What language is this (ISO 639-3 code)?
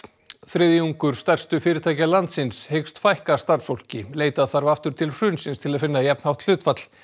isl